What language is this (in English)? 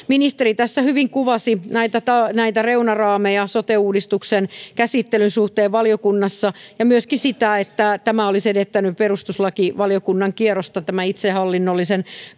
Finnish